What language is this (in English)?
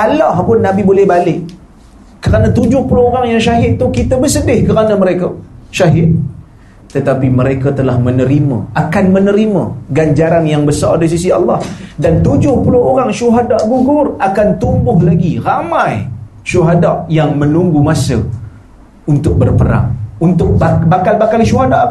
Malay